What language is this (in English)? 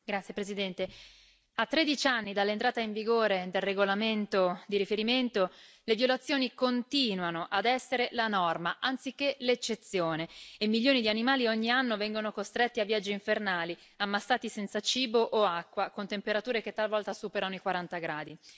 Italian